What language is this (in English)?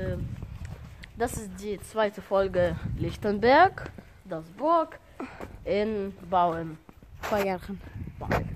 German